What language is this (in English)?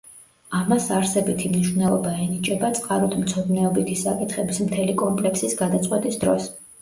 Georgian